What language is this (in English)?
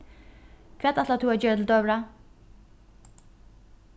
Faroese